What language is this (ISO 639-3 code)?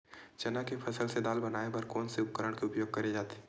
hne